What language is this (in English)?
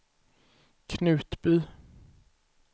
Swedish